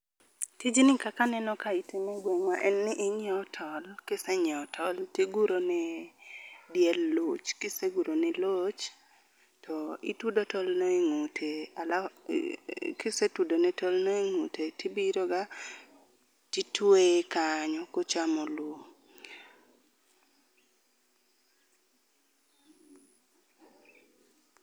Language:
Luo (Kenya and Tanzania)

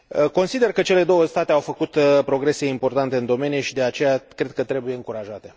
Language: Romanian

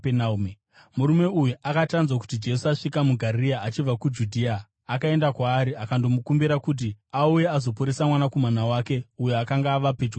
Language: Shona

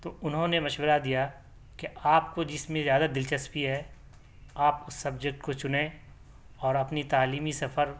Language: Urdu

